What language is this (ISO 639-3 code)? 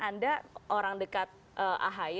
ind